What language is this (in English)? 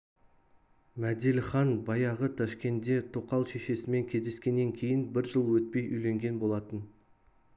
Kazakh